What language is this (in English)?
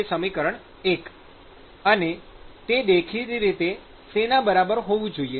Gujarati